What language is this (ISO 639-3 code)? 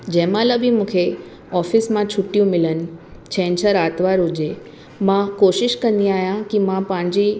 snd